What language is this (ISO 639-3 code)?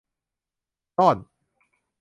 tha